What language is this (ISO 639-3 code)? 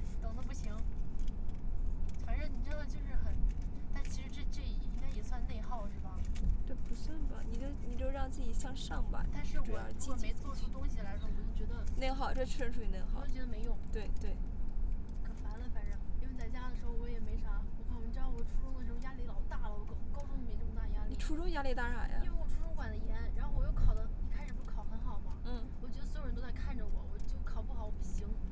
zho